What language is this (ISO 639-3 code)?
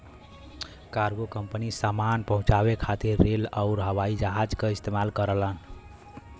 bho